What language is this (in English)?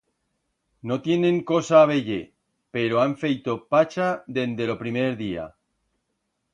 Aragonese